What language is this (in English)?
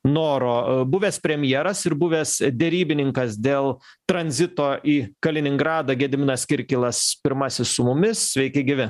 Lithuanian